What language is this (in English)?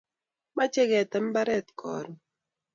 Kalenjin